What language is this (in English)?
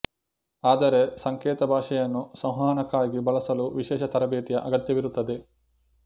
Kannada